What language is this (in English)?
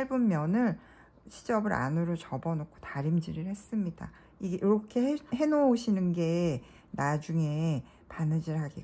Korean